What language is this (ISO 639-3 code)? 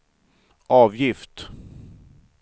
swe